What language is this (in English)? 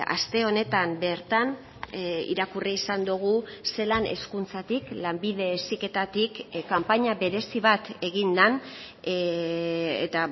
Basque